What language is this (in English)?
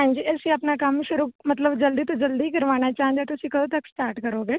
Punjabi